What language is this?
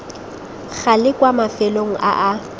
Tswana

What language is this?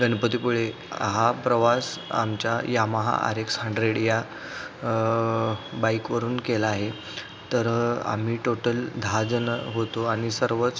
Marathi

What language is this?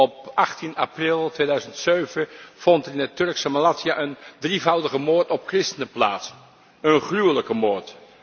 Dutch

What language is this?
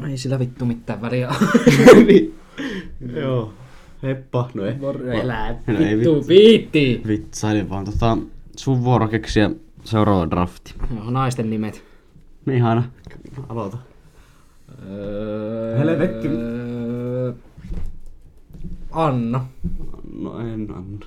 Finnish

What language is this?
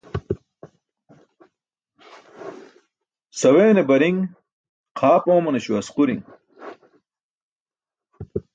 Burushaski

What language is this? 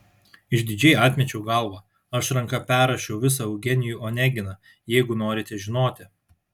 Lithuanian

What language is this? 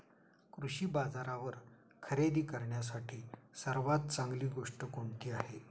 Marathi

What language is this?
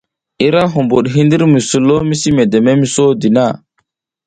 South Giziga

